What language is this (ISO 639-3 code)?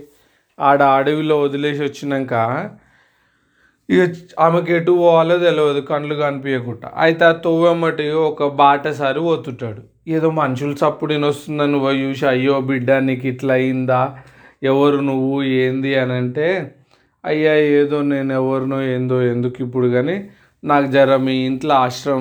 tel